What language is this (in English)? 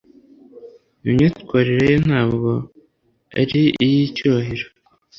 Kinyarwanda